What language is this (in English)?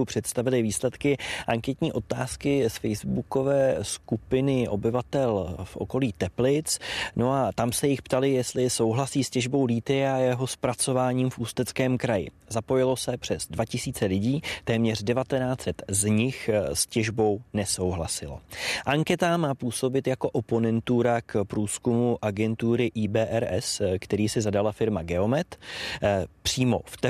Czech